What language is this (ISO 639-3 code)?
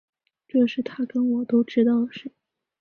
zho